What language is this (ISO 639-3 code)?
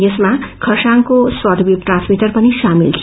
nep